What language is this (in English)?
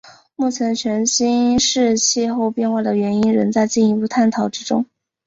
Chinese